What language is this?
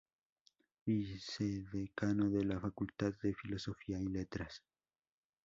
Spanish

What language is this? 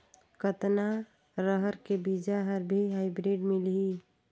Chhattisgarhi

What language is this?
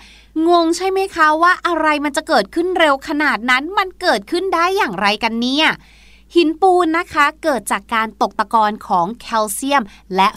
Thai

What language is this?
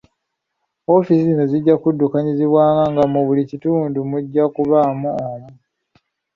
Ganda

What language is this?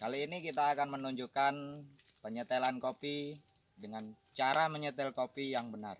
Indonesian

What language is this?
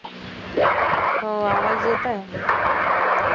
Marathi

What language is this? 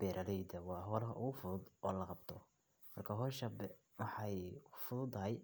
Somali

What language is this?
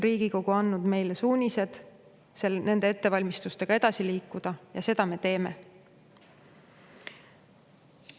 Estonian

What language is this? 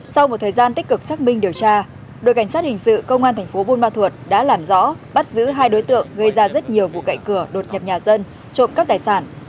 Vietnamese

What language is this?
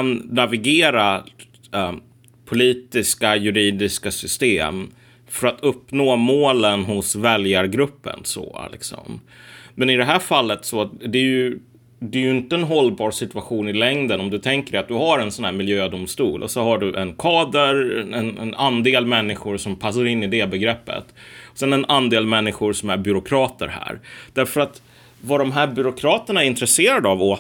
Swedish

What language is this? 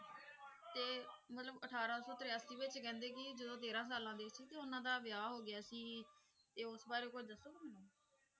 Punjabi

